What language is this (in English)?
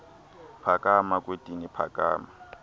Xhosa